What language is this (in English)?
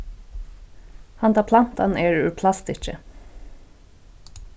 Faroese